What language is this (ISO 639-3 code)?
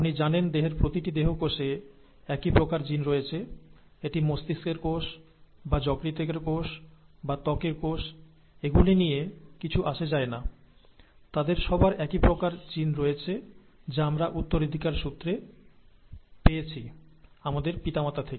ben